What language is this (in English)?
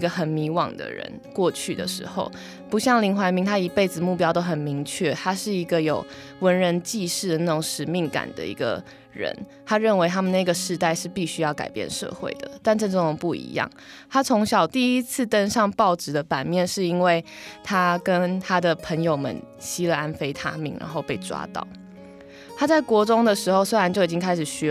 Chinese